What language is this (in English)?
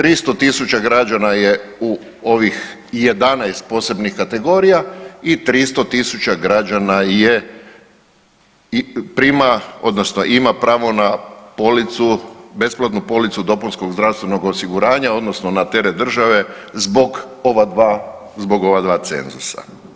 Croatian